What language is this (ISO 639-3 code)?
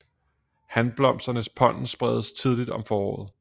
dan